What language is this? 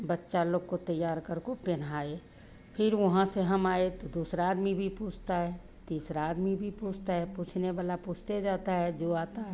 Hindi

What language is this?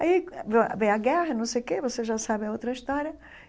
Portuguese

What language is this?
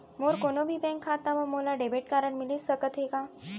Chhattisgarhi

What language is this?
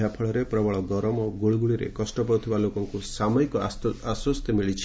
Odia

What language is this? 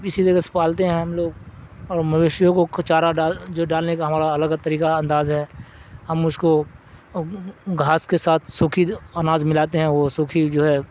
Urdu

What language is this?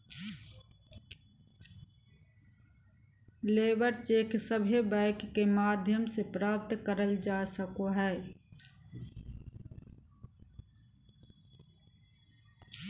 Magahi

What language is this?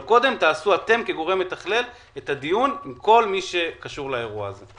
Hebrew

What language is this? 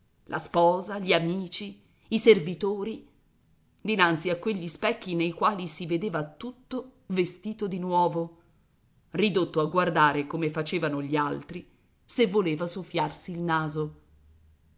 Italian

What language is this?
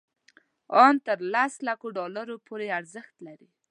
Pashto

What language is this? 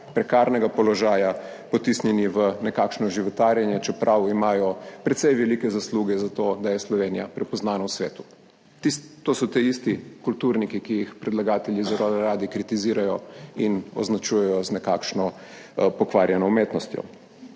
Slovenian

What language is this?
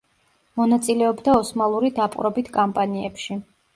Georgian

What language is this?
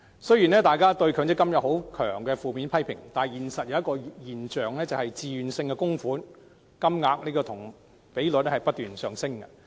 Cantonese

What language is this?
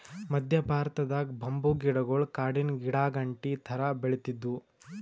Kannada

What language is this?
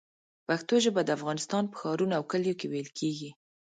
Pashto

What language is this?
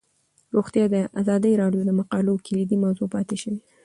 Pashto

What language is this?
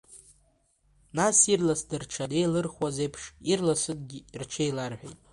Abkhazian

